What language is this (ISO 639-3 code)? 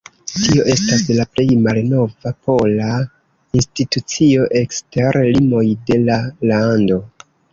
epo